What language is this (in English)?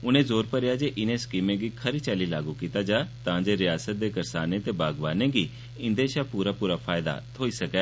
Dogri